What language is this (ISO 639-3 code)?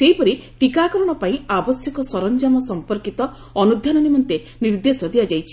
ori